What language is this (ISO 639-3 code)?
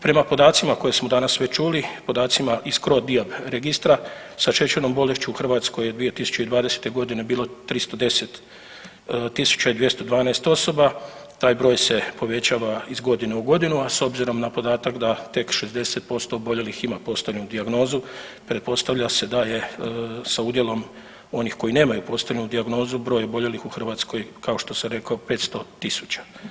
hrv